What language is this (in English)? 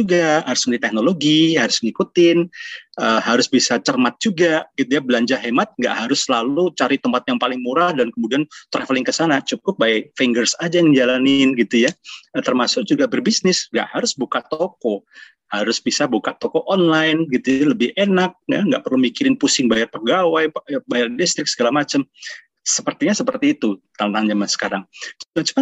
Indonesian